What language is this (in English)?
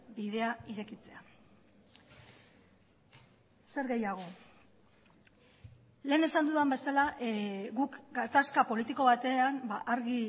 Basque